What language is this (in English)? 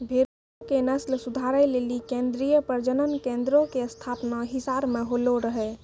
Maithili